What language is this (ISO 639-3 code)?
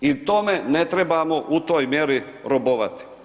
hrv